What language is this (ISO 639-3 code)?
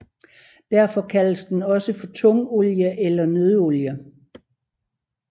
dan